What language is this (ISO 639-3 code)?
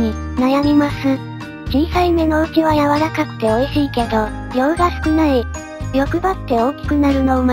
jpn